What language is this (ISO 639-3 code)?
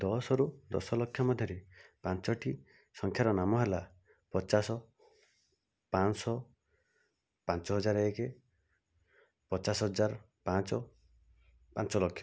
ori